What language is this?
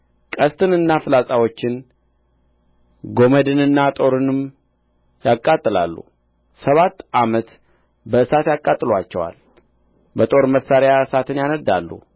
Amharic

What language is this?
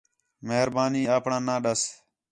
Khetrani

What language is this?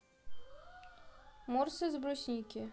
Russian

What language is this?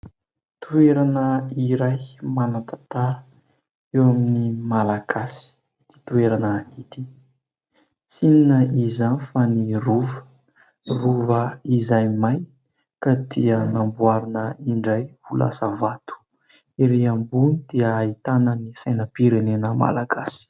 Malagasy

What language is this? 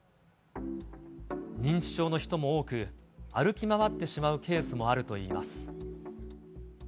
Japanese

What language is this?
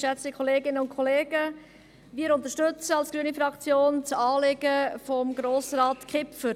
Swiss German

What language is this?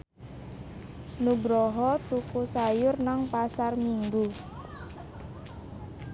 Javanese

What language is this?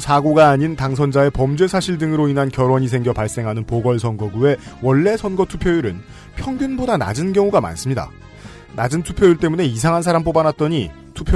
Korean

